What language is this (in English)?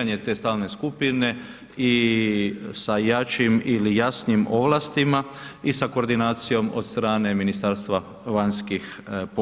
Croatian